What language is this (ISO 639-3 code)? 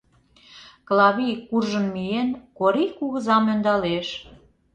chm